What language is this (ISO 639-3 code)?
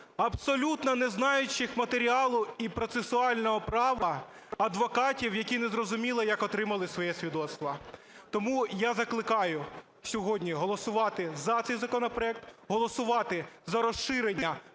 ukr